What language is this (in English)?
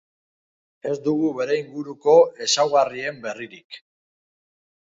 Basque